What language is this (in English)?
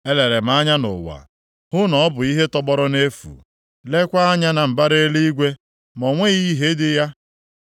Igbo